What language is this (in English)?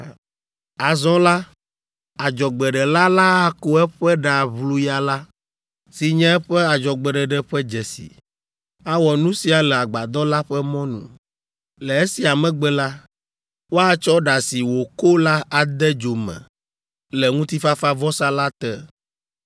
Ewe